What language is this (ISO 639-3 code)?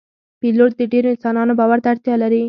pus